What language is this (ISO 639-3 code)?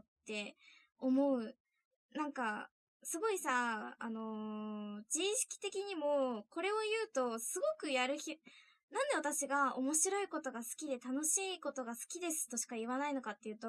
jpn